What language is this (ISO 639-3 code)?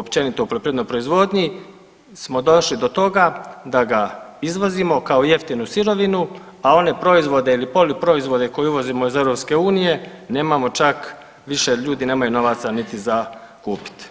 hrv